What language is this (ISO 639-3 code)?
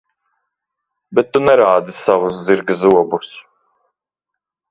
lav